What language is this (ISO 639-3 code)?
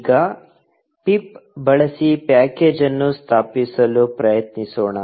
kan